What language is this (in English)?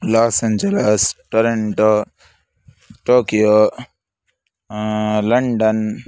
Sanskrit